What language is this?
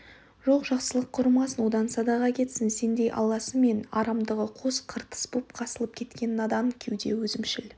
Kazakh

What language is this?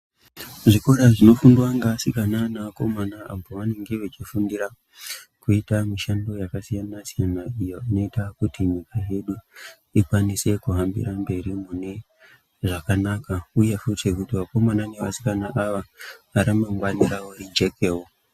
Ndau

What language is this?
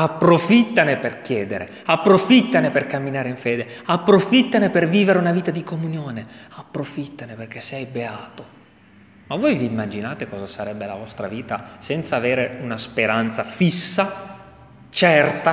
Italian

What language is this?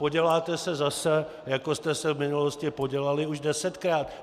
Czech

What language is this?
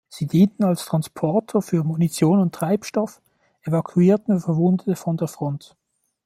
German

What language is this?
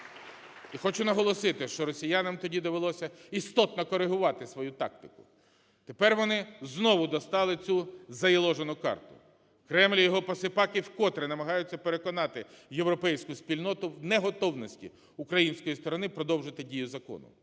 Ukrainian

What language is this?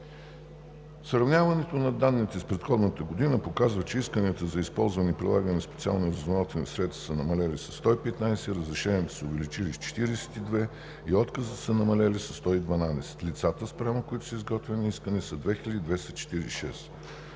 Bulgarian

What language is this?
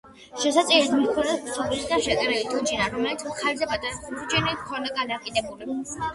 Georgian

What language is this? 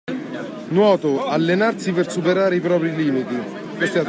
Italian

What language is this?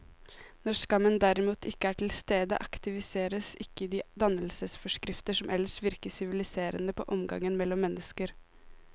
Norwegian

